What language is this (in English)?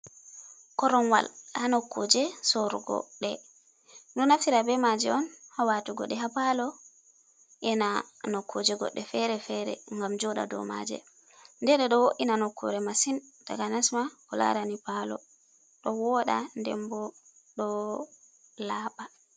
Fula